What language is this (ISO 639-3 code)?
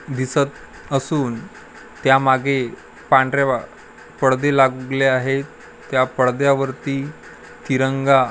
mar